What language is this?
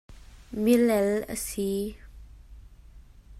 Hakha Chin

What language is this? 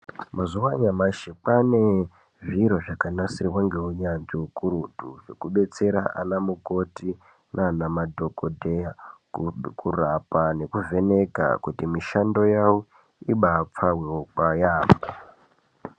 Ndau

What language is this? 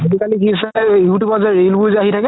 Assamese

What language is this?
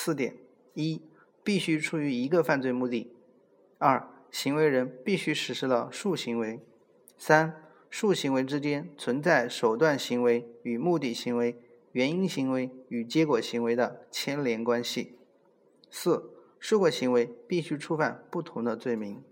Chinese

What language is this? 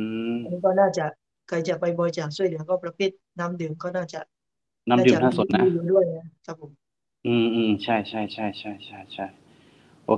Thai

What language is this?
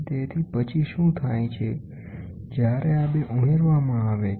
Gujarati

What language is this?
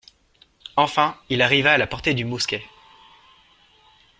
French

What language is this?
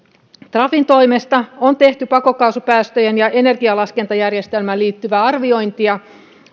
Finnish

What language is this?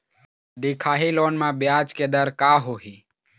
Chhattisgarhi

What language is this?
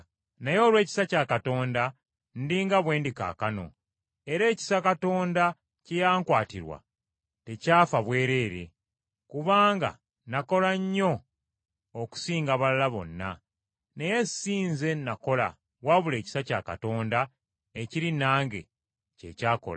Ganda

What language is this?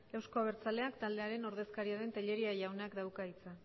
Basque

